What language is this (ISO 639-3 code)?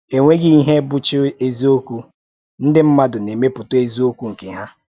ibo